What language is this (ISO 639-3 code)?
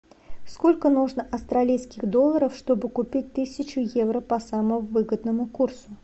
rus